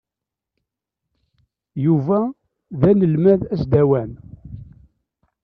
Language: Kabyle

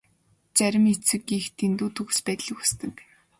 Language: Mongolian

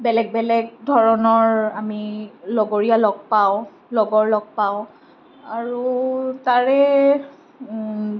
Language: Assamese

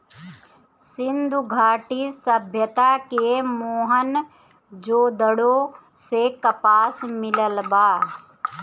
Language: Bhojpuri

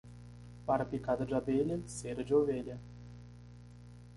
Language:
Portuguese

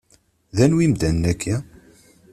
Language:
Kabyle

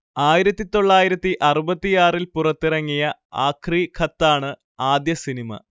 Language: Malayalam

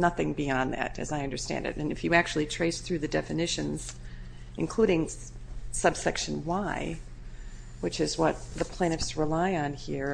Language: English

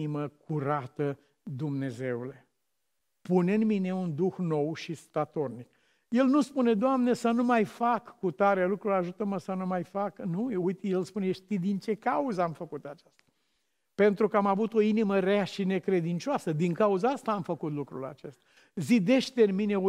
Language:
Romanian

